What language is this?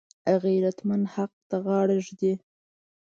Pashto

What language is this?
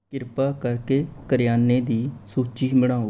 Punjabi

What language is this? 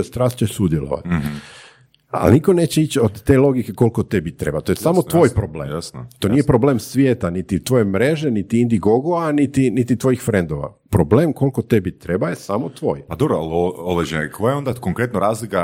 Croatian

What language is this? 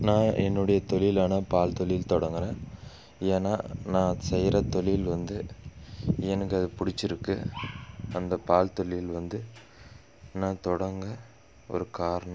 Tamil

